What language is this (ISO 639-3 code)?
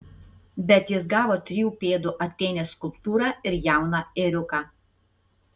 lit